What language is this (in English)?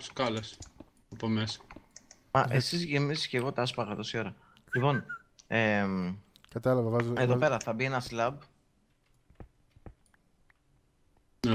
Greek